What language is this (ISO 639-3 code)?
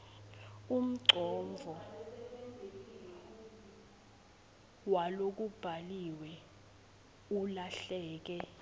ssw